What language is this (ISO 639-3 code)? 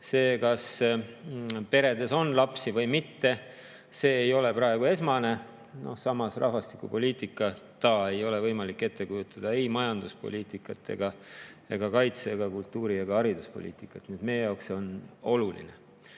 est